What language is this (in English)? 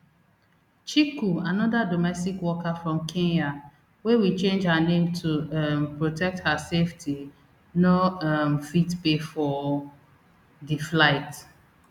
Nigerian Pidgin